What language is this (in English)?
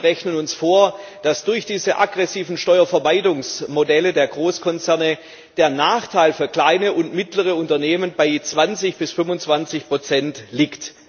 German